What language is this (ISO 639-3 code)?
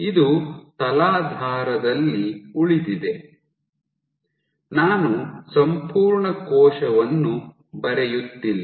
kan